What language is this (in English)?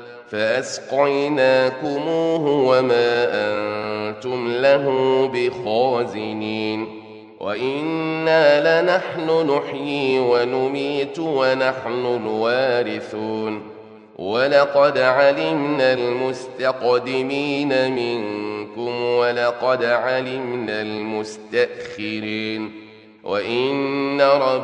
Arabic